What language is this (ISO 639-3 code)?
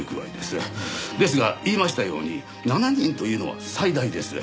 jpn